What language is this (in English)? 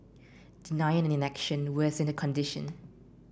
English